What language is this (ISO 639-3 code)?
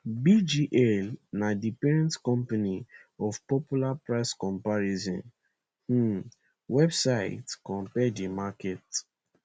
pcm